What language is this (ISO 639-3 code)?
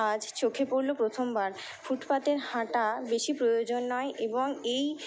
ben